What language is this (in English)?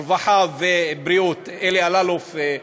Hebrew